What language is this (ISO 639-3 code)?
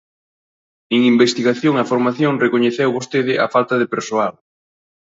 glg